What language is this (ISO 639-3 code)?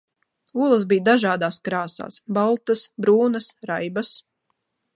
lav